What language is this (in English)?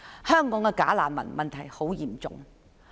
Cantonese